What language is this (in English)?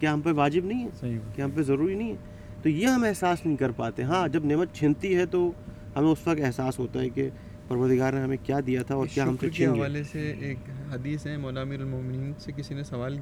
Urdu